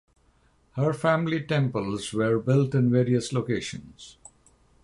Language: English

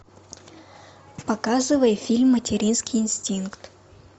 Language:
Russian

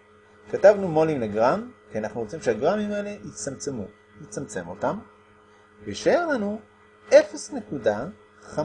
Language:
Hebrew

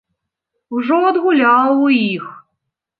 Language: Belarusian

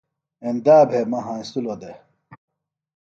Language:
Phalura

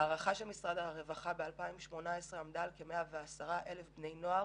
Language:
Hebrew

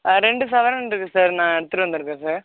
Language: Tamil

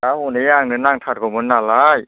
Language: Bodo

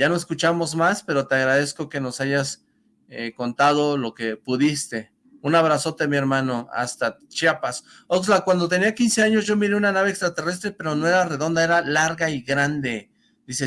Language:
Spanish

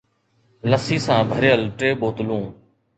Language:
Sindhi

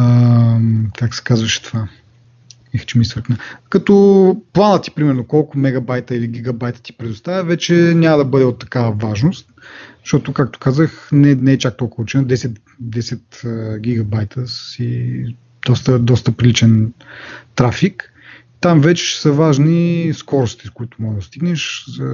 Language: Bulgarian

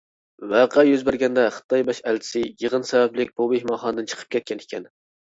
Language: Uyghur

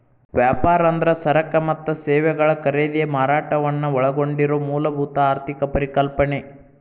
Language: Kannada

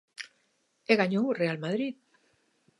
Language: Galician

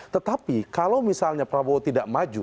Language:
Indonesian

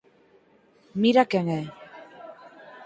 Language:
Galician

